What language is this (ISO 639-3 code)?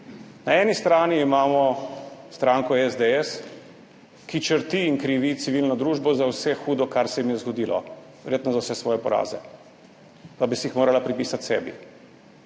slv